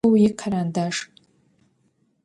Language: Adyghe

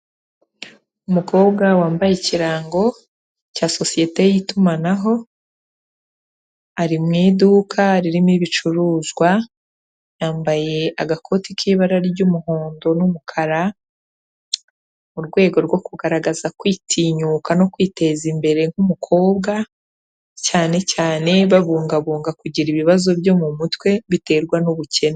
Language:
Kinyarwanda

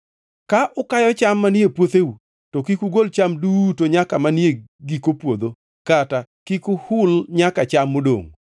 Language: Luo (Kenya and Tanzania)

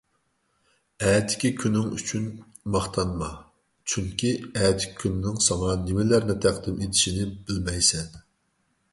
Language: Uyghur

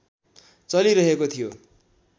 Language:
Nepali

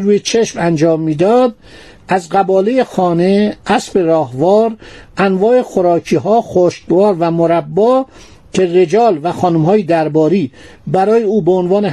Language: Persian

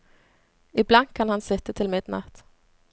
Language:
Norwegian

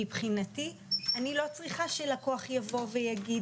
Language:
Hebrew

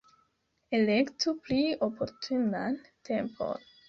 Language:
Esperanto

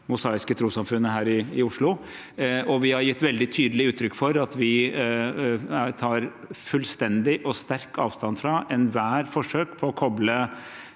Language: Norwegian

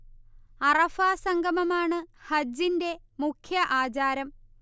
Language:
Malayalam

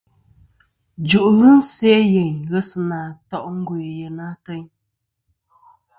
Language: Kom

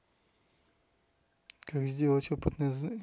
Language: Russian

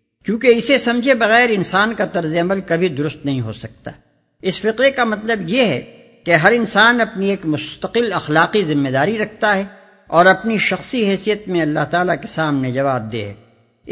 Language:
Urdu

